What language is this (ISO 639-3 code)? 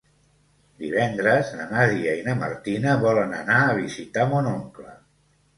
cat